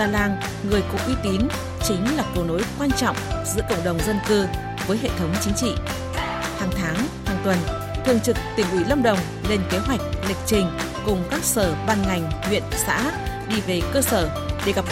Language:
Vietnamese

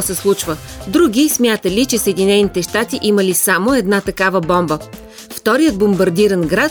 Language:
Bulgarian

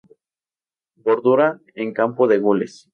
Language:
Spanish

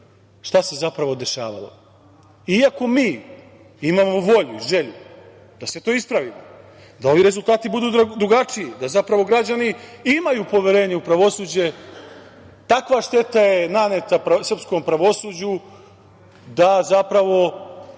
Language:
Serbian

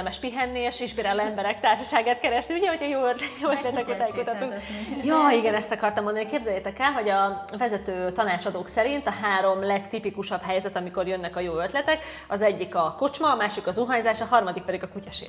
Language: Hungarian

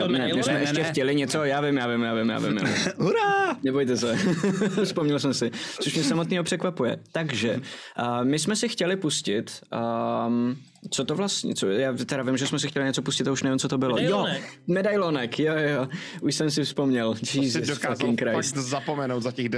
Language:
Czech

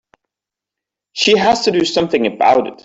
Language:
English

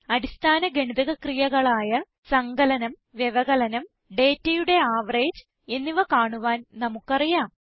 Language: Malayalam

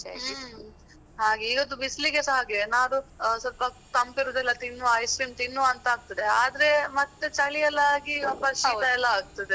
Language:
Kannada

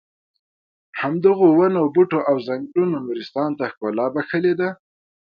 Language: Pashto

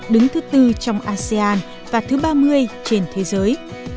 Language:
Vietnamese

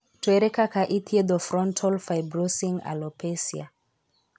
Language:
Luo (Kenya and Tanzania)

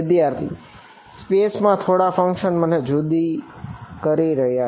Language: Gujarati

